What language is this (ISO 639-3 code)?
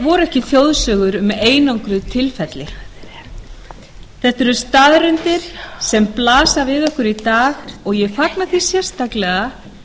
isl